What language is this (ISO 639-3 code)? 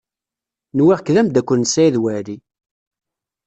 kab